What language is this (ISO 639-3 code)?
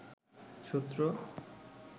ben